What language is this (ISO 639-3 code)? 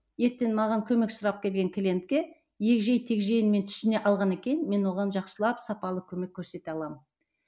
kaz